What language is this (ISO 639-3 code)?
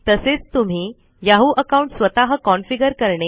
mar